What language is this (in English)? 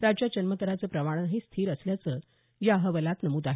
Marathi